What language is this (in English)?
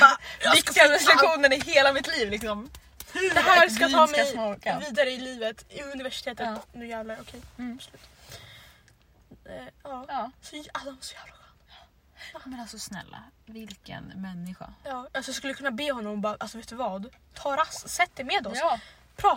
Swedish